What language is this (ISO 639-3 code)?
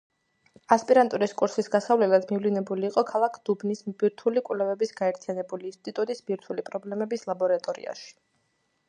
kat